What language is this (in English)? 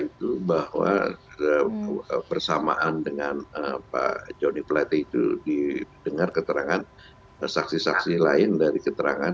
Indonesian